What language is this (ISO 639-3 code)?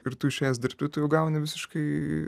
lit